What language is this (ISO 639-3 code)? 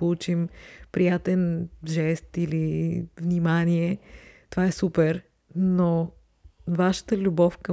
bul